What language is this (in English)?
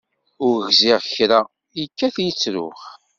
Kabyle